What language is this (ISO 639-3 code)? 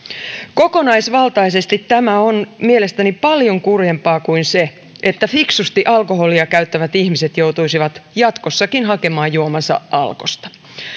fin